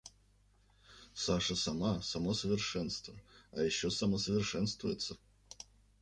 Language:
Russian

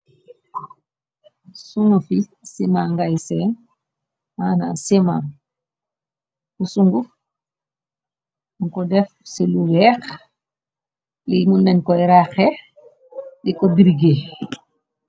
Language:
Wolof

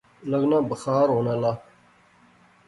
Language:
Pahari-Potwari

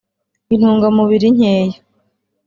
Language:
Kinyarwanda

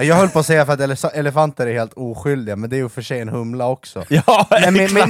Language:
Swedish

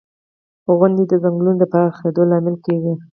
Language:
Pashto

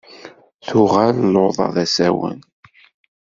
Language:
Kabyle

